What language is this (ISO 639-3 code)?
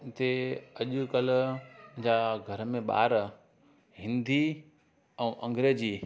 snd